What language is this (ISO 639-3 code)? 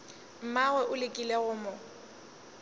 nso